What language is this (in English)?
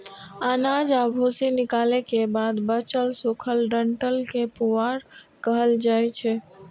Maithili